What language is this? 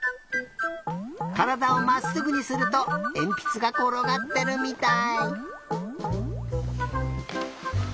Japanese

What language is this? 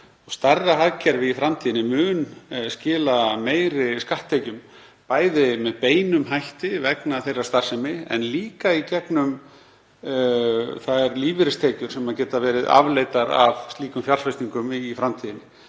Icelandic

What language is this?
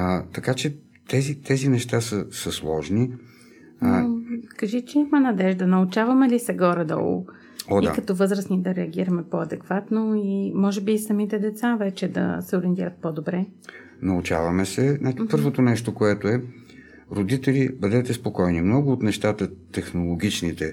Bulgarian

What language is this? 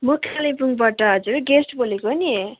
Nepali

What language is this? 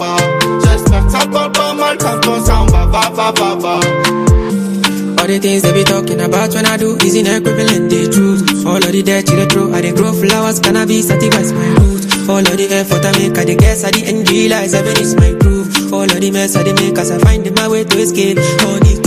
Swahili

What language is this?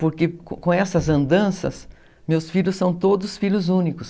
Portuguese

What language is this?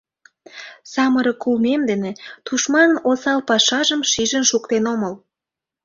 Mari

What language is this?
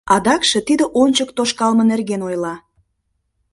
Mari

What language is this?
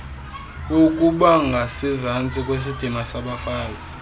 Xhosa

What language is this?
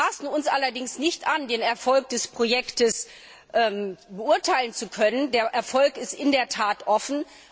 German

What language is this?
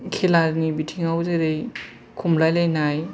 Bodo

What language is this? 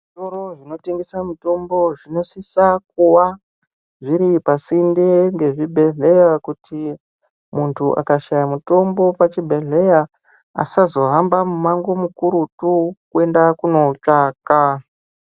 Ndau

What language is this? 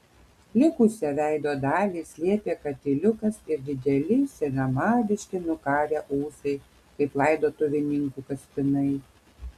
Lithuanian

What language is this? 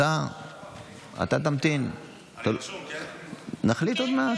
Hebrew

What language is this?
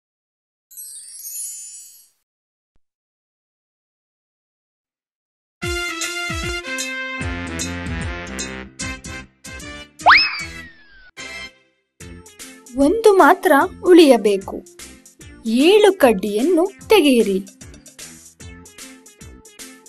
English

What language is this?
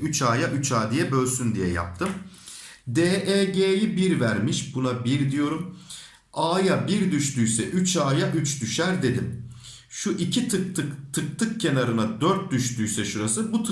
Turkish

